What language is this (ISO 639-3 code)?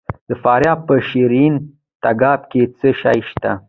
pus